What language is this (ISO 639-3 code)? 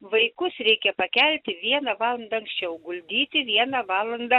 lit